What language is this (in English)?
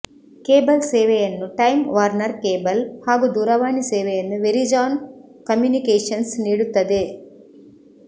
Kannada